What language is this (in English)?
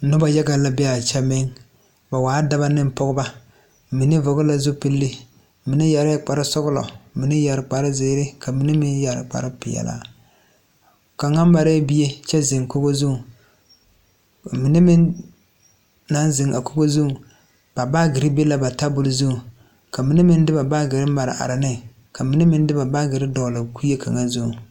Southern Dagaare